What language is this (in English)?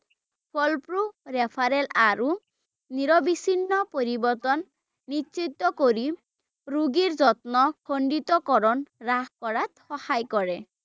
Assamese